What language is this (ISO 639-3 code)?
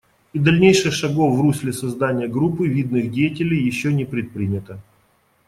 rus